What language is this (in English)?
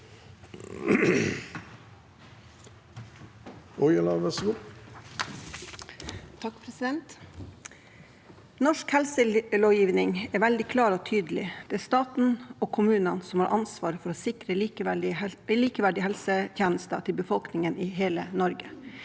Norwegian